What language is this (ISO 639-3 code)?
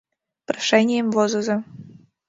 chm